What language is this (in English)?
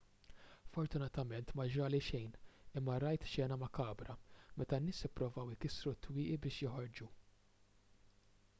Maltese